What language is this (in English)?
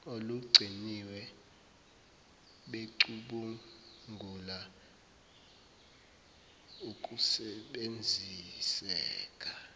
Zulu